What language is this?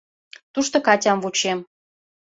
Mari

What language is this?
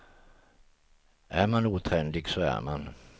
Swedish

